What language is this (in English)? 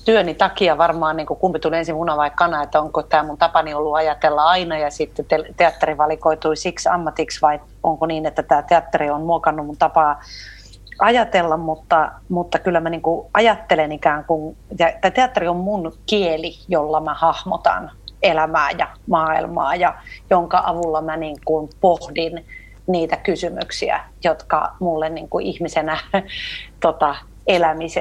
Finnish